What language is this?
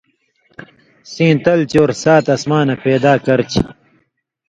Indus Kohistani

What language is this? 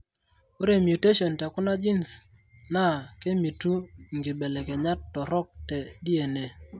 Masai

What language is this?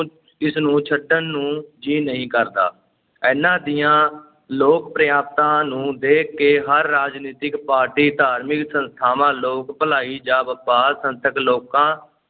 Punjabi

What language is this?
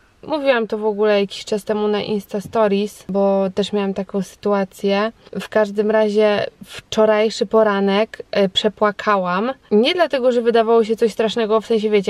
Polish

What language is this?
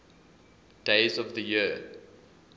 English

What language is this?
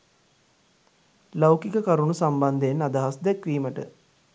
Sinhala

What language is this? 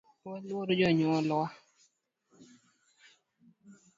Luo (Kenya and Tanzania)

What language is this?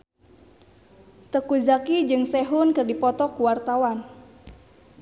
Sundanese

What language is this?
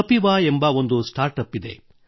Kannada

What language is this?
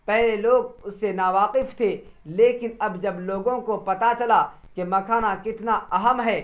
Urdu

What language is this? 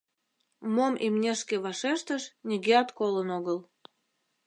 Mari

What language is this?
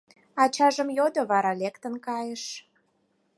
Mari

